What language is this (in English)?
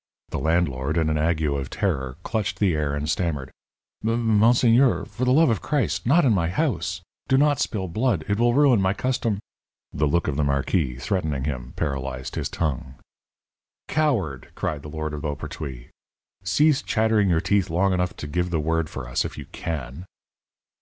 English